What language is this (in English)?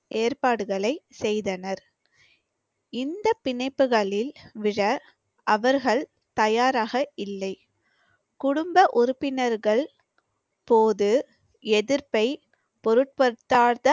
Tamil